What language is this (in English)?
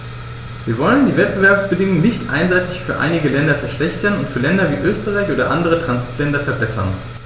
German